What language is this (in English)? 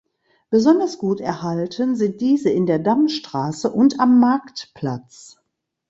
German